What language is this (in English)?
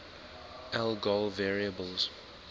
English